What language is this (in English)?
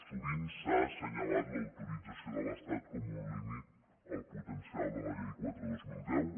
Catalan